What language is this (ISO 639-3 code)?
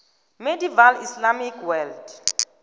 nbl